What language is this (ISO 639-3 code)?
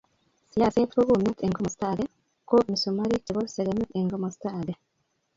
kln